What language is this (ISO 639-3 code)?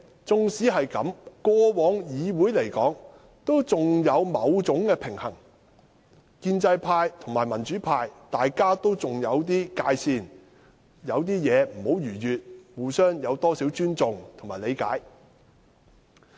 yue